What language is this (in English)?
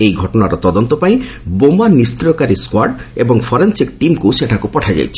Odia